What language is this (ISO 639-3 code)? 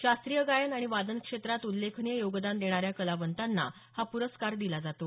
mar